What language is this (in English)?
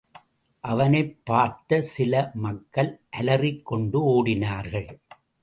Tamil